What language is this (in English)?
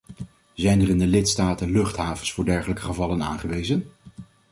Dutch